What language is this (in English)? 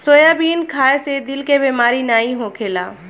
Bhojpuri